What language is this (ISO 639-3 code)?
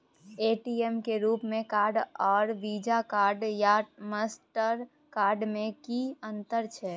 mai